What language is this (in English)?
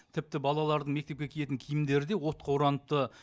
Kazakh